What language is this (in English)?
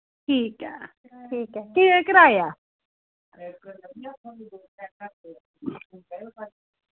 Dogri